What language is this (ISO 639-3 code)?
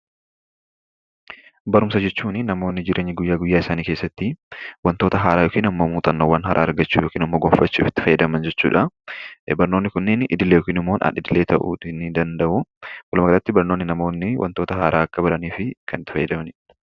orm